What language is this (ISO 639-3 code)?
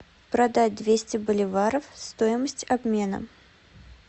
rus